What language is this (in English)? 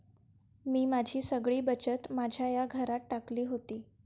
Marathi